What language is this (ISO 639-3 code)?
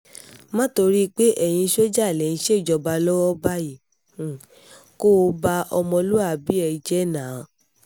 yor